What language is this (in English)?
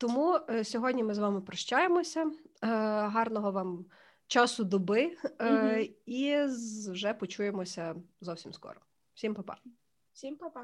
Ukrainian